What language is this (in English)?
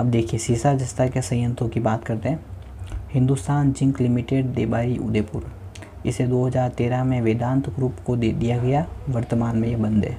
Hindi